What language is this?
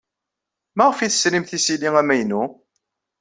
Kabyle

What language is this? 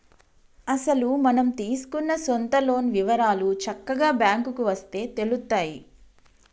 Telugu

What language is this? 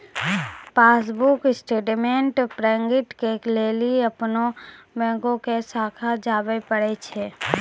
Maithili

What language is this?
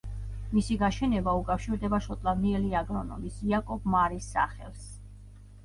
Georgian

